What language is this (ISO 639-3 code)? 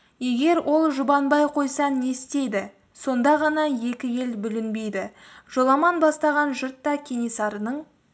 kaz